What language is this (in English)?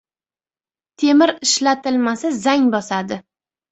Uzbek